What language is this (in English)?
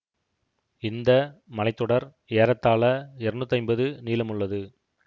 Tamil